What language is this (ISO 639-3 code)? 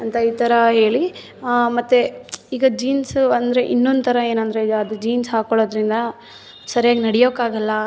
kan